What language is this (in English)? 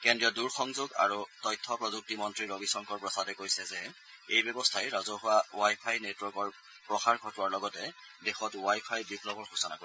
Assamese